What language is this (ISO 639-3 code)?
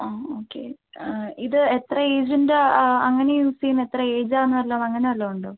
mal